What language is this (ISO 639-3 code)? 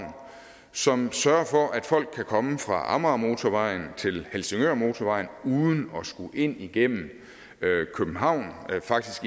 dan